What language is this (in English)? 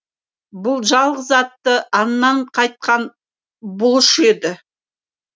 Kazakh